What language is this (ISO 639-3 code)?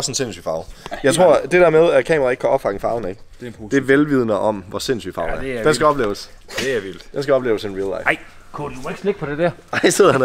dan